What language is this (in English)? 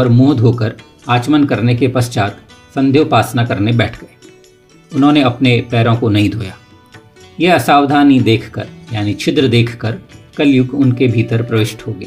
Hindi